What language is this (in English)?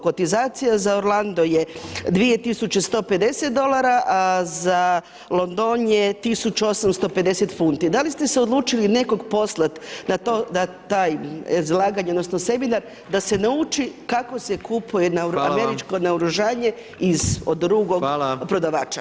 Croatian